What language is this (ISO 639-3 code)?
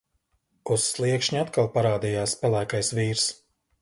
lav